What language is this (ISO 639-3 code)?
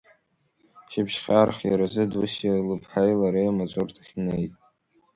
abk